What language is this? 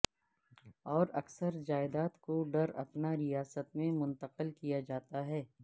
Urdu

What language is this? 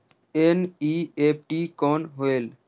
Chhattisgarhi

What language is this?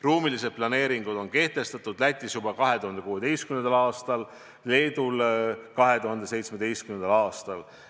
Estonian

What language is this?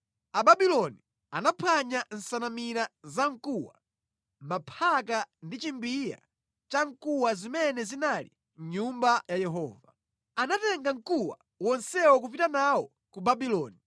Nyanja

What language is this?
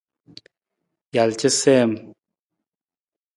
Nawdm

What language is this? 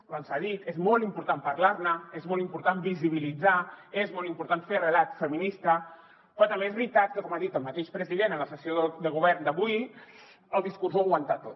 Catalan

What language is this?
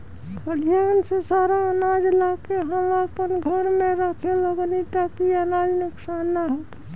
Bhojpuri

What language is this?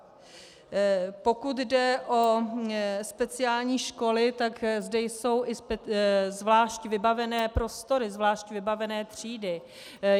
Czech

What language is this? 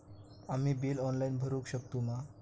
Marathi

